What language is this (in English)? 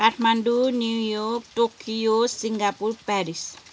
Nepali